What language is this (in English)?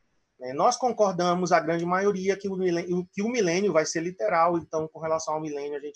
Portuguese